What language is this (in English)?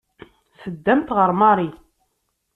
Kabyle